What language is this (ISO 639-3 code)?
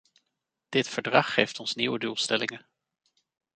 nld